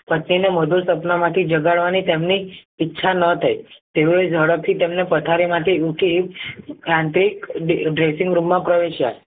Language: Gujarati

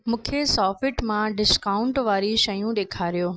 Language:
Sindhi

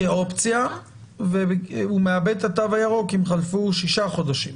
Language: Hebrew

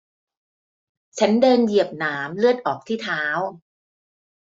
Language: Thai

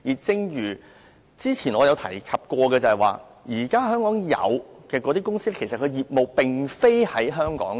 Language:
Cantonese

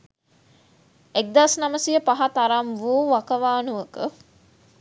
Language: Sinhala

